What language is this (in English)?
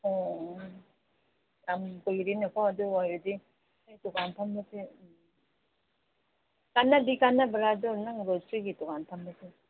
Manipuri